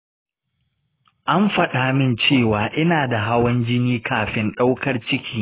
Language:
Hausa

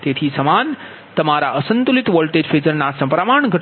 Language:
Gujarati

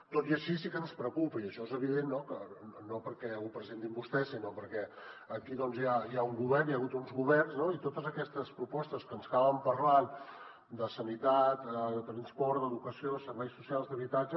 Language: Catalan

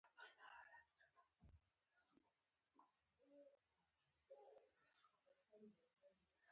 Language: Pashto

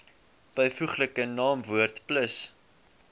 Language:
Afrikaans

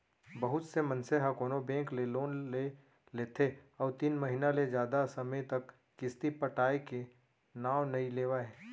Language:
Chhattisgarhi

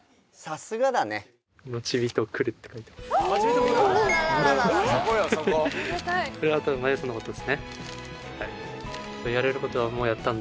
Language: Japanese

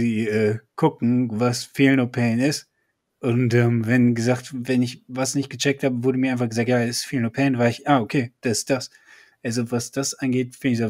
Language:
German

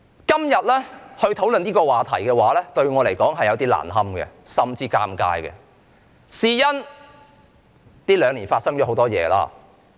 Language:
Cantonese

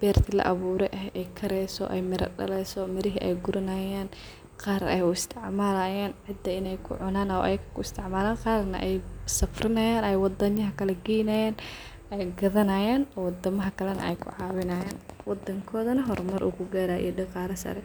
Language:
Somali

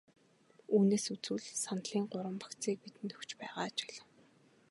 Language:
Mongolian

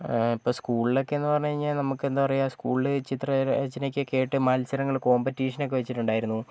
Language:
Malayalam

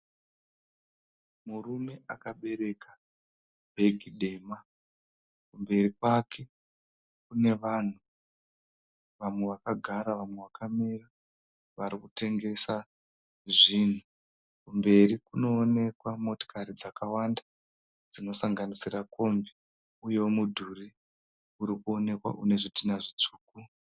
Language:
Shona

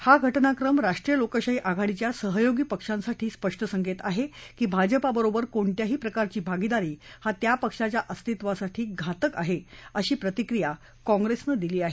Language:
Marathi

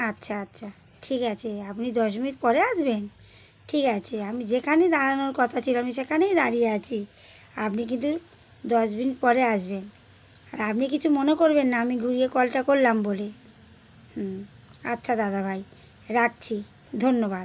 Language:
Bangla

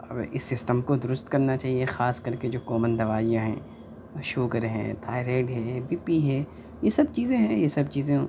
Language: Urdu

